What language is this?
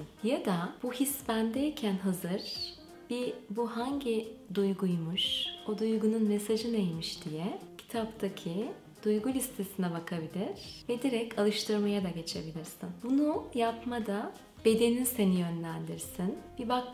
Turkish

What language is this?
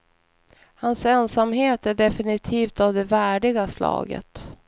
Swedish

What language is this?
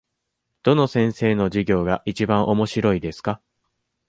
Japanese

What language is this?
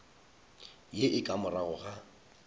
Northern Sotho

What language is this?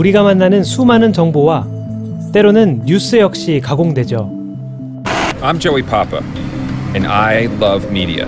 Korean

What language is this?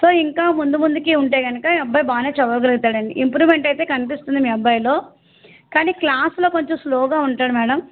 Telugu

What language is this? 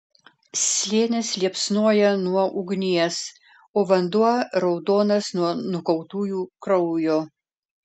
Lithuanian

